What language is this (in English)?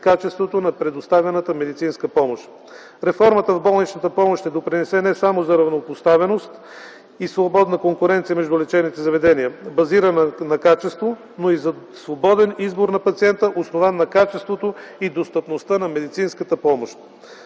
Bulgarian